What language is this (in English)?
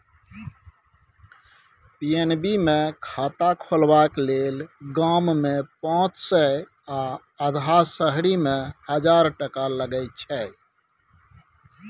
Maithili